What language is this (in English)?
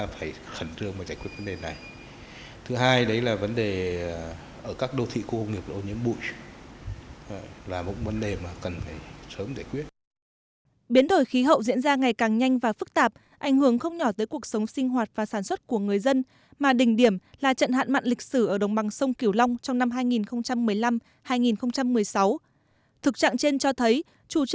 Vietnamese